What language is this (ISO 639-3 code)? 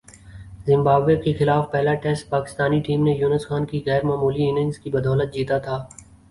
urd